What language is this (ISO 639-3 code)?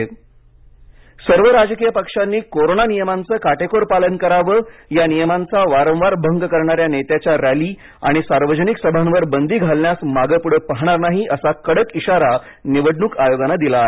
mar